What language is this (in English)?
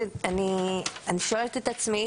Hebrew